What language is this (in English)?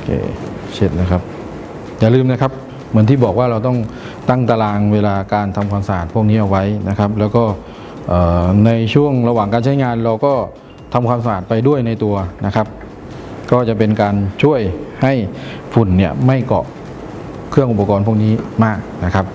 Thai